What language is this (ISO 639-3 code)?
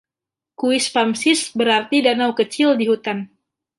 ind